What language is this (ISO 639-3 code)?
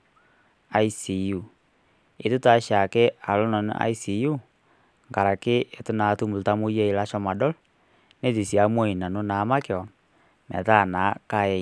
mas